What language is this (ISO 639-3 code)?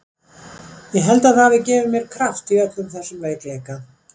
isl